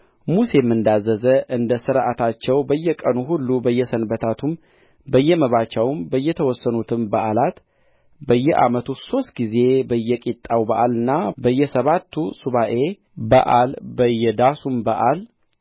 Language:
Amharic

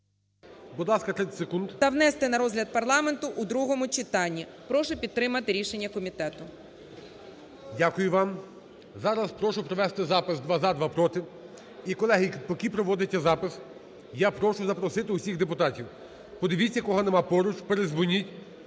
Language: Ukrainian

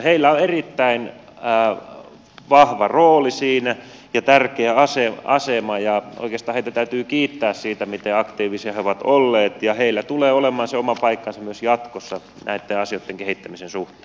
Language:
Finnish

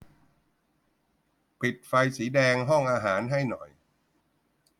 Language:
Thai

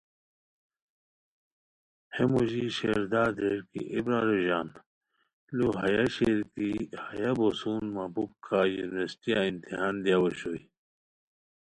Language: Khowar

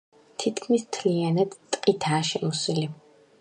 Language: Georgian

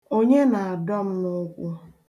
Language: Igbo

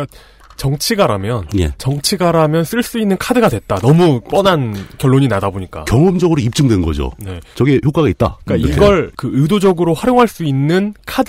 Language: Korean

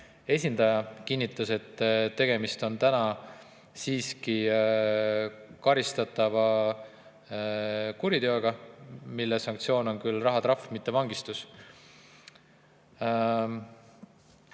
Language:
Estonian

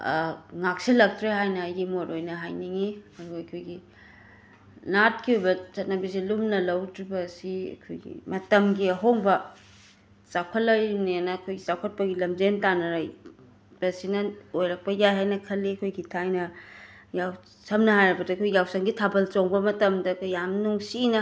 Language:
Manipuri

